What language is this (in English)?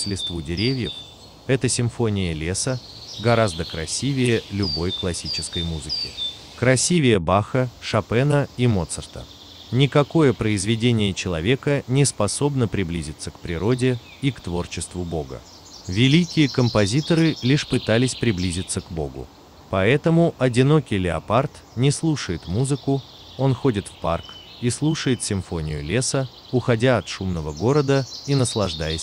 Russian